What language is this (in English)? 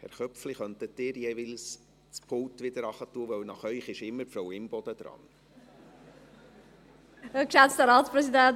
Swiss German